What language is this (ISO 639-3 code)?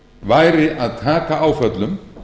isl